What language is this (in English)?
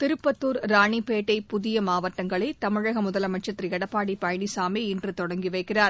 Tamil